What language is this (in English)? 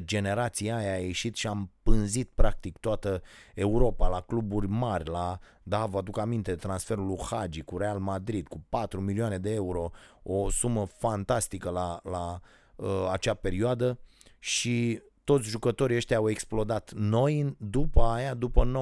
Romanian